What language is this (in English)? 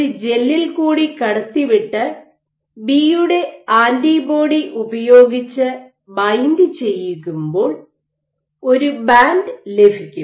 Malayalam